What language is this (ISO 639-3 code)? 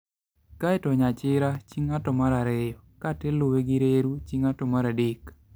luo